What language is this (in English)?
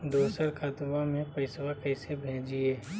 Magahi